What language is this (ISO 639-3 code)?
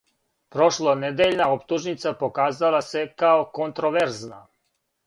srp